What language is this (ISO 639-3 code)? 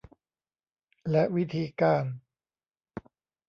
tha